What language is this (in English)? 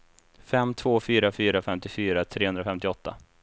Swedish